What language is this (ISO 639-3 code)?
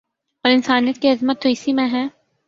urd